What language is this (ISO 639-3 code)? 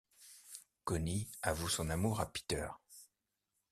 fra